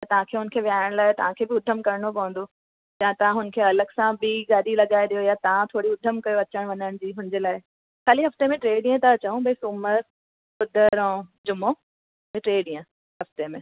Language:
Sindhi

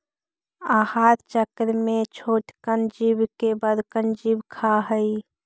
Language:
Magahi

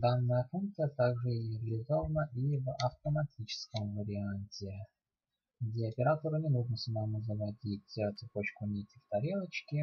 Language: Russian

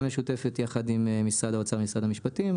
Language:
Hebrew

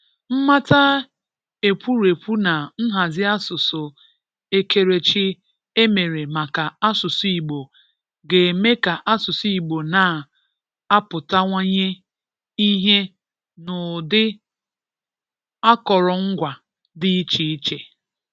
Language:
Igbo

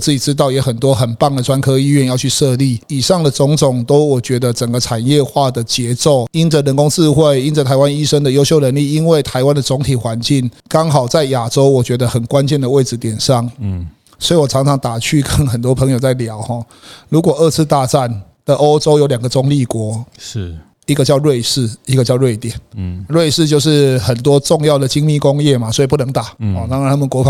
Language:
Chinese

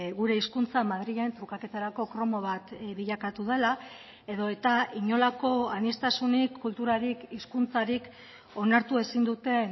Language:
Basque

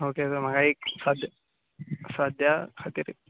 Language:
Konkani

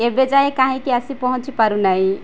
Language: Odia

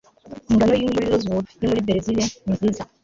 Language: Kinyarwanda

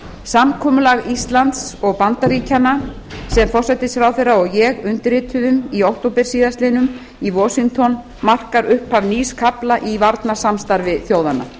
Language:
Icelandic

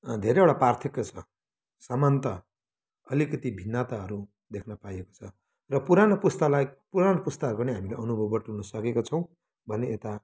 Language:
Nepali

